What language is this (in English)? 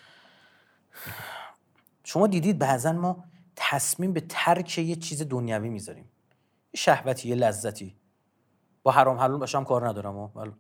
Persian